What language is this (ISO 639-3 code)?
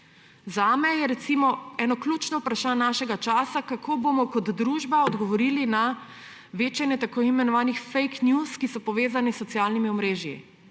slv